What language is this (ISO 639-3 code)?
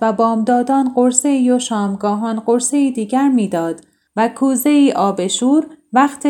fas